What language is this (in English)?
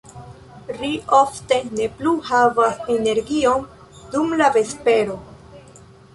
Esperanto